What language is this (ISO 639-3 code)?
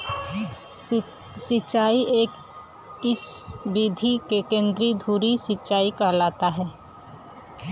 bho